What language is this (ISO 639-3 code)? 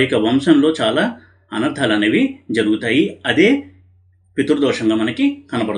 tel